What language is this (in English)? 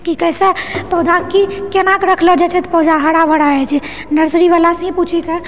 Maithili